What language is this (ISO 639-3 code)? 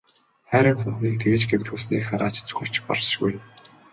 mon